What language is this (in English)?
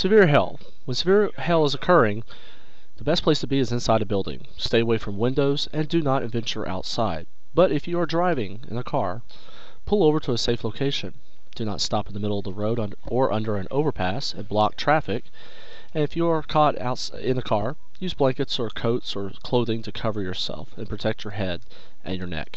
English